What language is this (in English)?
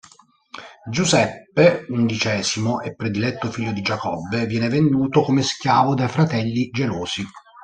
Italian